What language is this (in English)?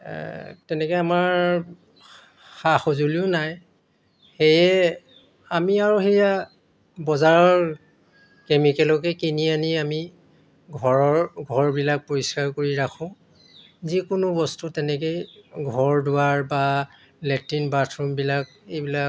Assamese